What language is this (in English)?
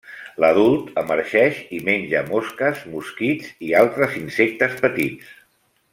Catalan